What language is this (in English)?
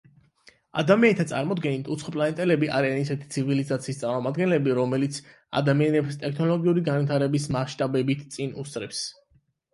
Georgian